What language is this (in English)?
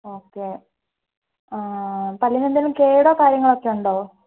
Malayalam